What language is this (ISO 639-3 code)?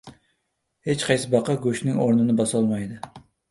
uzb